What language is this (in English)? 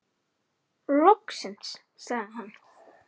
Icelandic